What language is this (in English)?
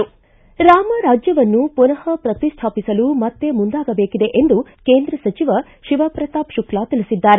Kannada